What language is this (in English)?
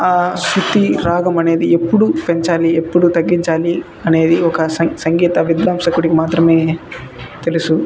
Telugu